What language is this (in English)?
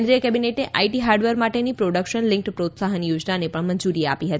Gujarati